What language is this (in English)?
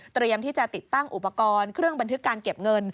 Thai